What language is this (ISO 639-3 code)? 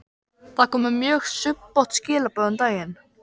isl